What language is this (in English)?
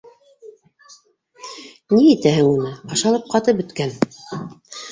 Bashkir